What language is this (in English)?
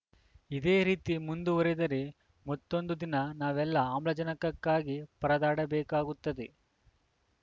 Kannada